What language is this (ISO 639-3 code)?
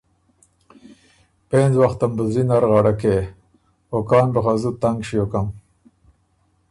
oru